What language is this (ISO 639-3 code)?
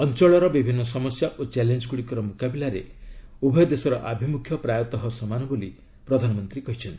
ori